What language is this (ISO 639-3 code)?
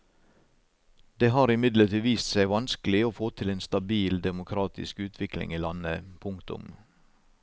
nor